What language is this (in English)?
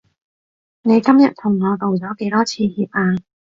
Cantonese